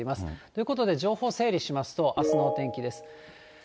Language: Japanese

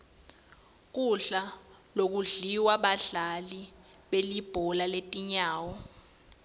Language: Swati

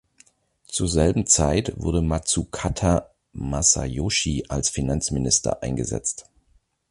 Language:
German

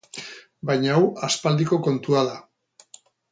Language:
Basque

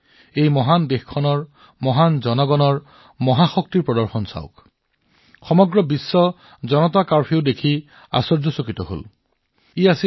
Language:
Assamese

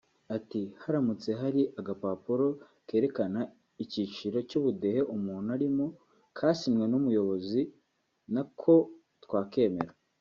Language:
Kinyarwanda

